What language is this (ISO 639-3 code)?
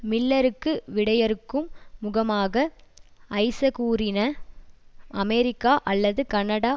tam